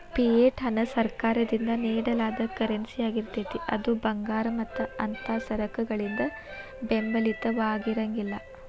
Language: Kannada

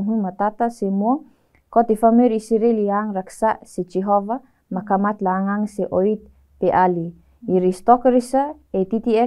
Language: Indonesian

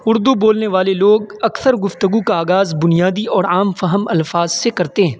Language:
Urdu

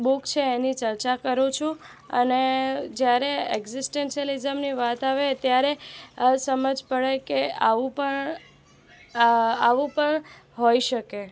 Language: Gujarati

